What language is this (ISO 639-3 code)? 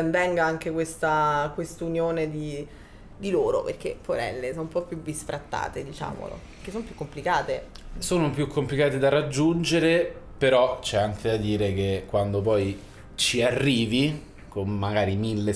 ita